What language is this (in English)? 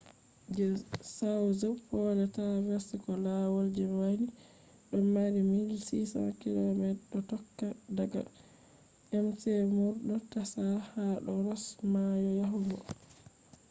Fula